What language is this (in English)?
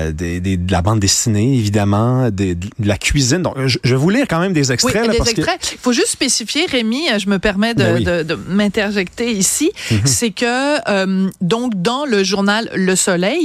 French